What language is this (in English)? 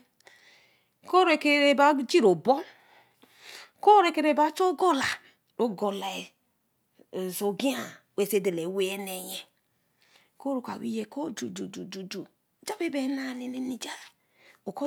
Eleme